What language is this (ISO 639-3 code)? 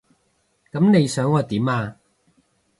yue